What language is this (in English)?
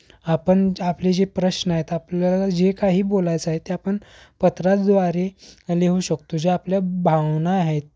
Marathi